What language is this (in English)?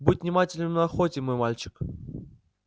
Russian